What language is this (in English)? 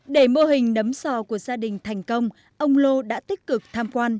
Vietnamese